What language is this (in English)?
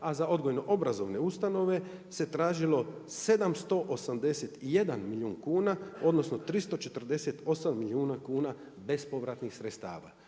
Croatian